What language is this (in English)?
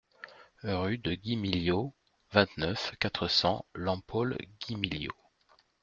French